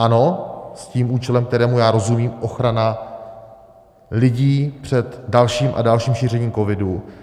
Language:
Czech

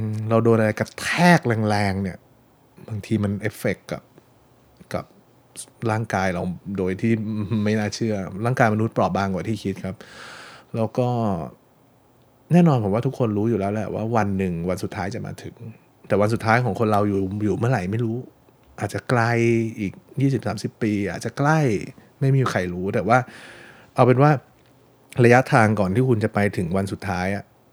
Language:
Thai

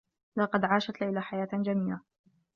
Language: Arabic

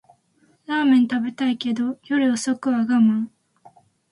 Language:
Japanese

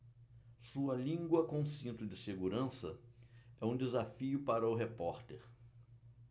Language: Portuguese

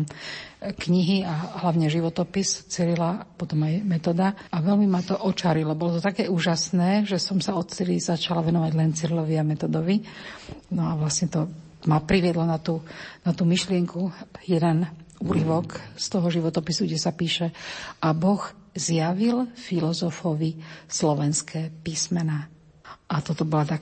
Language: Slovak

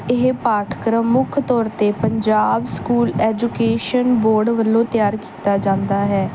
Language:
Punjabi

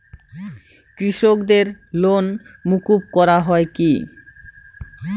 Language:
Bangla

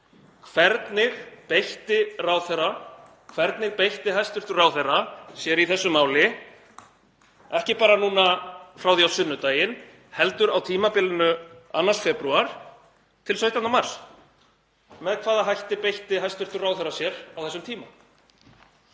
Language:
Icelandic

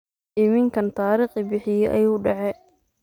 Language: Somali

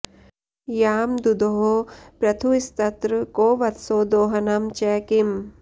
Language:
Sanskrit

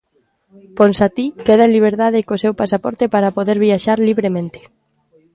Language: Galician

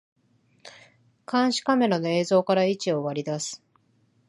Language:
Japanese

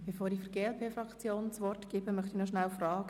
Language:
Swiss German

